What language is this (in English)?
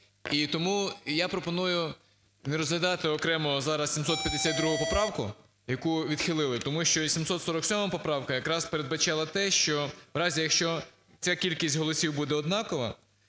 Ukrainian